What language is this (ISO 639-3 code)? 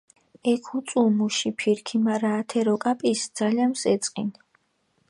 xmf